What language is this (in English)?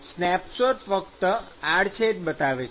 Gujarati